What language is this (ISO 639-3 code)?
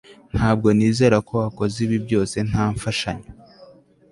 kin